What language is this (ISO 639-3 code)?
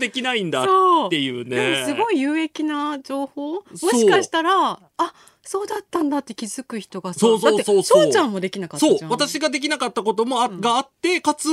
jpn